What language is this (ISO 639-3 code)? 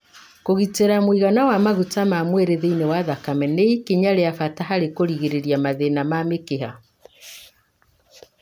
kik